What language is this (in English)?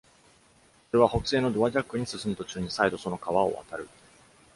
Japanese